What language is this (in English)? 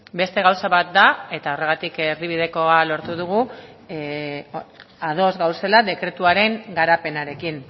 Basque